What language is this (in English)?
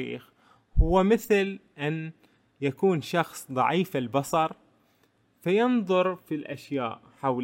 Arabic